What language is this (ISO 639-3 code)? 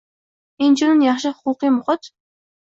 uzb